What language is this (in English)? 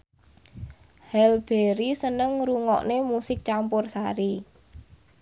Javanese